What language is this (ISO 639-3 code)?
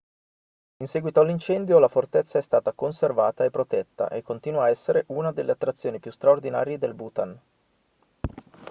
ita